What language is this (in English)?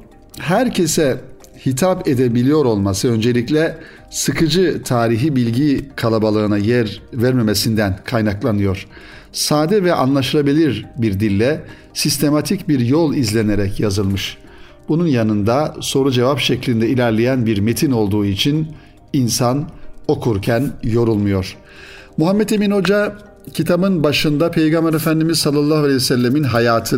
Turkish